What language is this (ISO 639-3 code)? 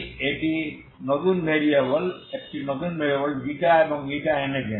ben